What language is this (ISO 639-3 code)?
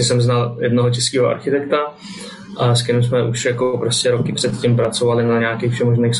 ces